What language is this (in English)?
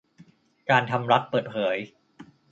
Thai